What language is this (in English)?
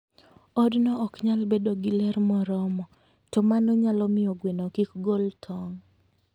Luo (Kenya and Tanzania)